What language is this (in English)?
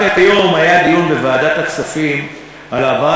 Hebrew